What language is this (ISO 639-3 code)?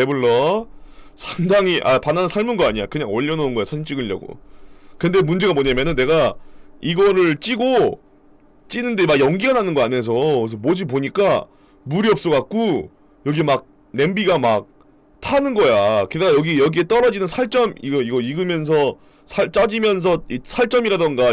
kor